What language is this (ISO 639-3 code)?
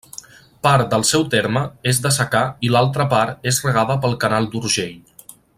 cat